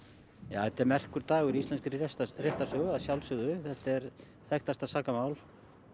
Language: Icelandic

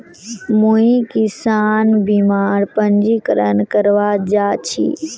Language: Magahi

